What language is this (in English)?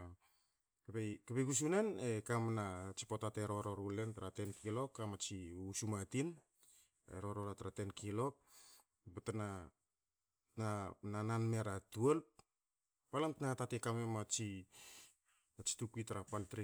Hakö